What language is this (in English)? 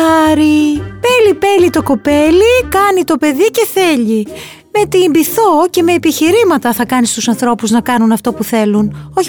Greek